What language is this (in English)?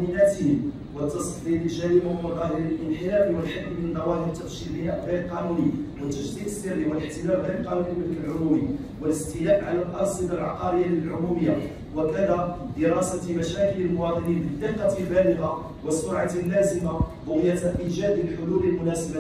Arabic